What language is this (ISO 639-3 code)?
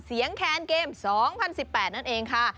tha